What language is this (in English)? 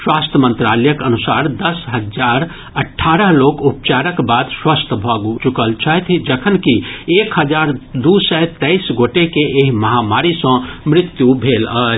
Maithili